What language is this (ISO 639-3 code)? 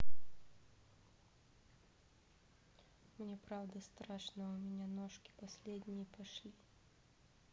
rus